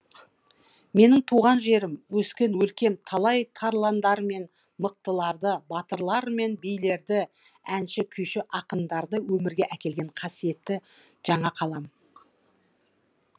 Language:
Kazakh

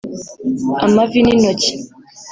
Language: Kinyarwanda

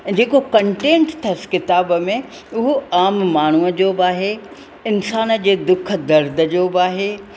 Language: Sindhi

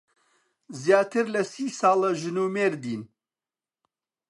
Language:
Central Kurdish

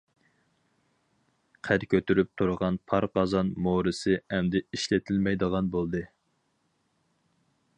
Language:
Uyghur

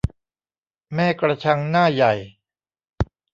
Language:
Thai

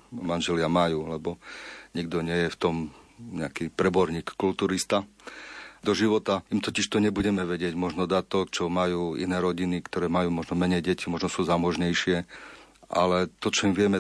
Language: Slovak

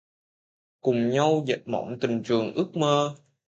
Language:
Vietnamese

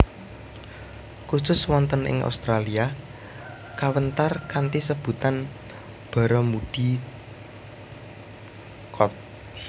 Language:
Javanese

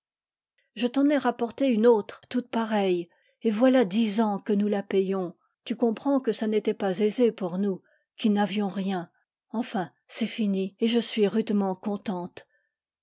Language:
French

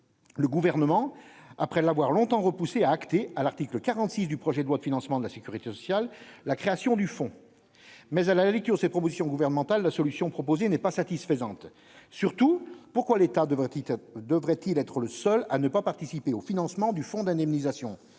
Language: French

